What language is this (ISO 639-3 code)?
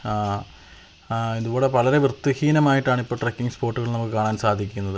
mal